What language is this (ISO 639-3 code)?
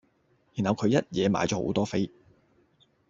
yue